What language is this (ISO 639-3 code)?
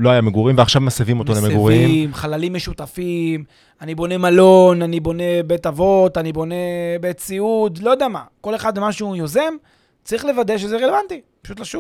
heb